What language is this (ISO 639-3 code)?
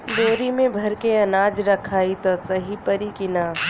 bho